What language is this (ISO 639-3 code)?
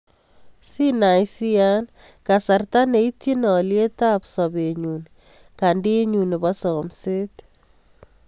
kln